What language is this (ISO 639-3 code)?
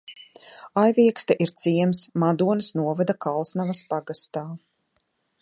lav